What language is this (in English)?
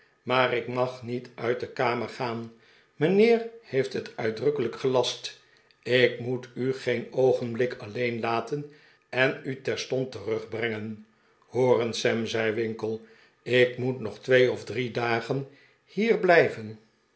Dutch